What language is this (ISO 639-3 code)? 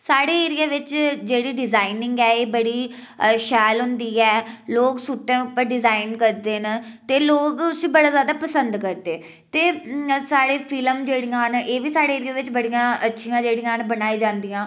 doi